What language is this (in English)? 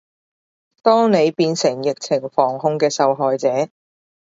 Cantonese